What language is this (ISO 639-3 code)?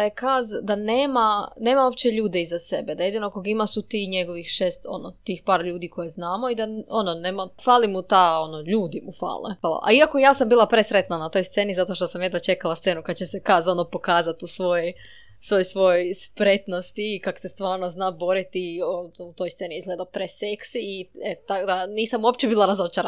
hrv